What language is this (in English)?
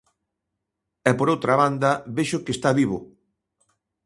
Galician